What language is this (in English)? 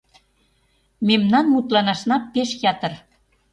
Mari